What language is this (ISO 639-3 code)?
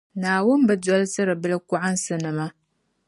dag